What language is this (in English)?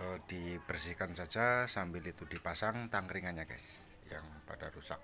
Indonesian